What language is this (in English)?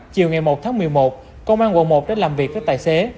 Vietnamese